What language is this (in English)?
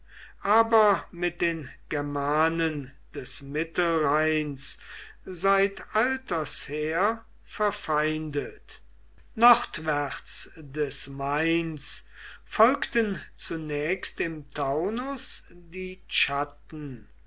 German